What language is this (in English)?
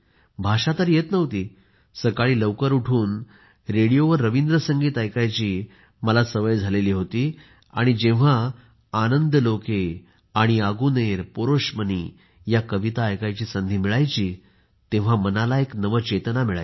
Marathi